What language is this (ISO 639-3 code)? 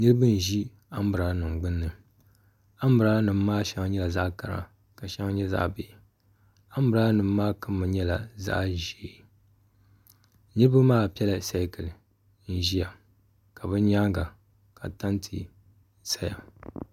dag